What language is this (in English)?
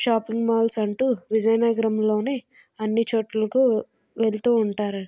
Telugu